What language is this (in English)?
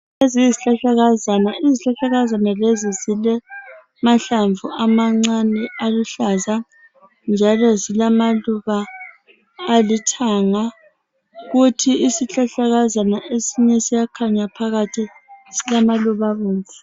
North Ndebele